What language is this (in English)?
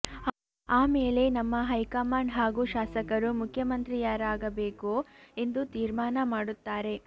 Kannada